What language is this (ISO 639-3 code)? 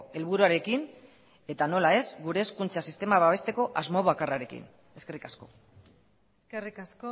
eus